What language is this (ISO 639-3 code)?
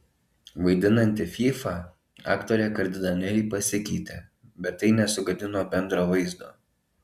lit